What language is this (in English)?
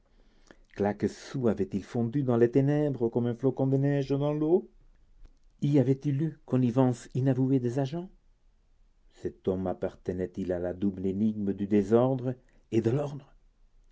French